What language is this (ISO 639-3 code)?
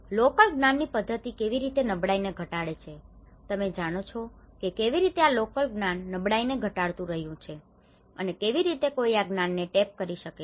guj